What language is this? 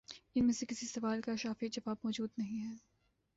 Urdu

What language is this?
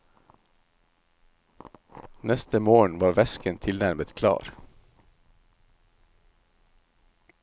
Norwegian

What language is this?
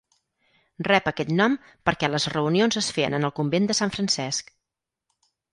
Catalan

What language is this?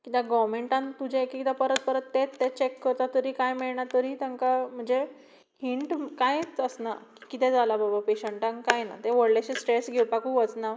Konkani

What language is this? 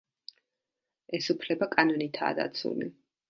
Georgian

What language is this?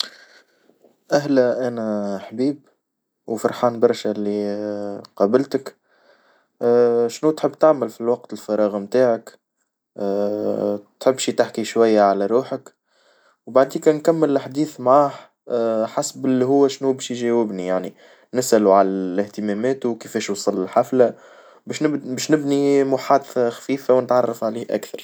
Tunisian Arabic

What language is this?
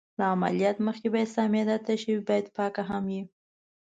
Pashto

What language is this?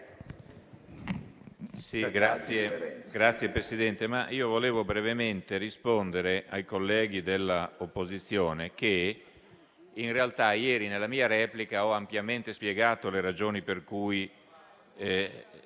Italian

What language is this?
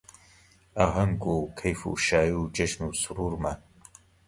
Central Kurdish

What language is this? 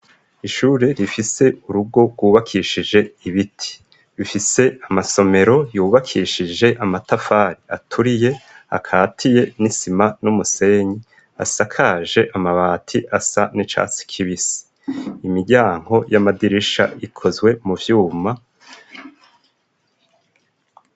Rundi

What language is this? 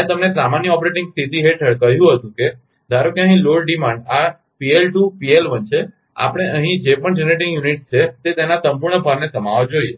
Gujarati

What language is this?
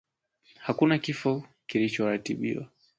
Swahili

